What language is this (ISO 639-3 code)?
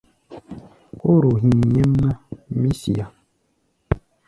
gba